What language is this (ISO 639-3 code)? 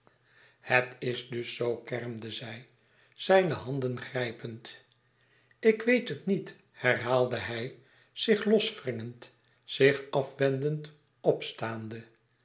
nld